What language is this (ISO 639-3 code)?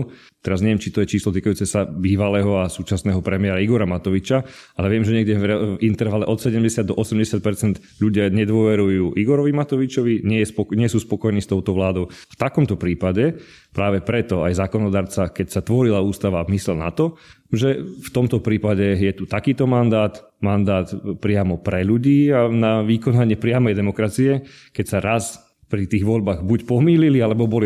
slk